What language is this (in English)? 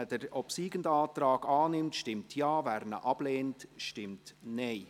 Swiss German